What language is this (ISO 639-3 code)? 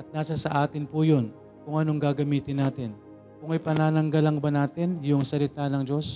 fil